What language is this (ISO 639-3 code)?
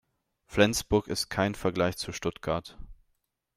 deu